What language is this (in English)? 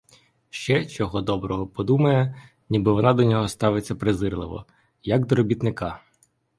Ukrainian